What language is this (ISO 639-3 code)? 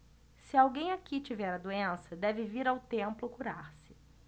por